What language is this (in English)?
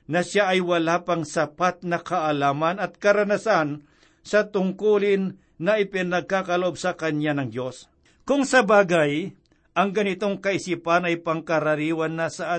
Filipino